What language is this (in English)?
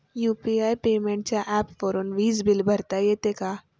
Marathi